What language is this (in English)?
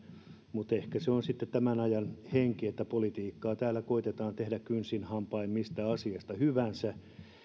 Finnish